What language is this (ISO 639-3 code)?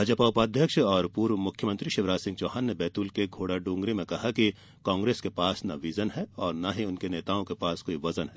hin